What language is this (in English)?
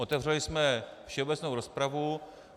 Czech